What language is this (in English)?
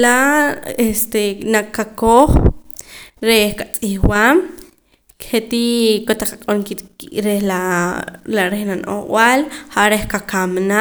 Poqomam